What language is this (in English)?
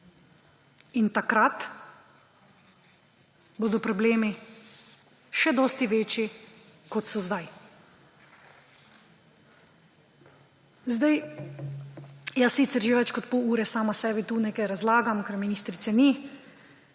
Slovenian